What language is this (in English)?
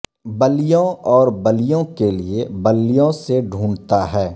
Urdu